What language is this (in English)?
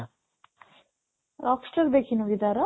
Odia